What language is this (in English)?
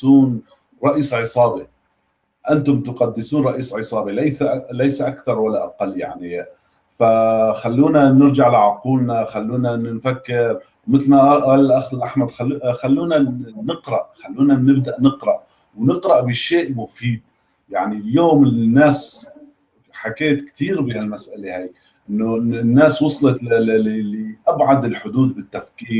Arabic